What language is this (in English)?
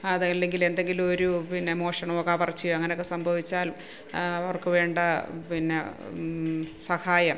Malayalam